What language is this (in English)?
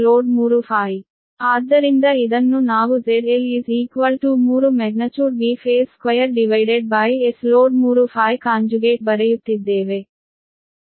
Kannada